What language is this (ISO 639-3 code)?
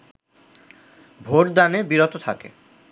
ben